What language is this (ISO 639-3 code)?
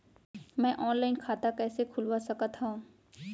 hne